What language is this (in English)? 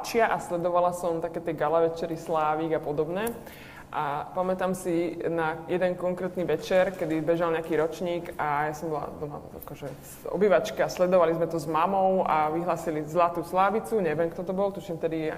Slovak